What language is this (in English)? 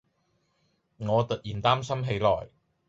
Cantonese